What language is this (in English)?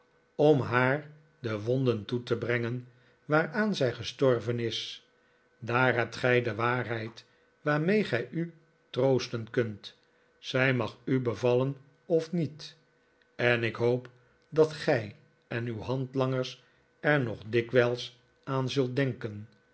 Dutch